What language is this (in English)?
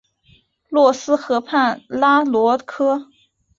Chinese